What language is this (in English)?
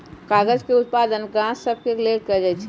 Magahi